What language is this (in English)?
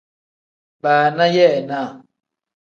Tem